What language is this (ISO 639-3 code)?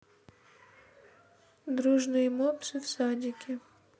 rus